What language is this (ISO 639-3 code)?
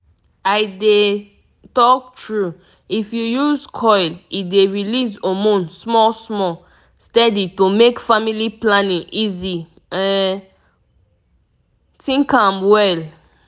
pcm